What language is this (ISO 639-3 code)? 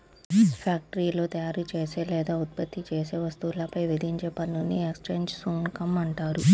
tel